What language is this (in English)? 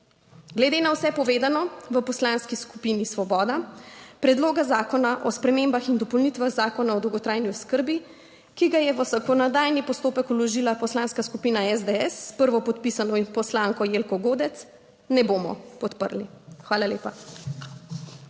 Slovenian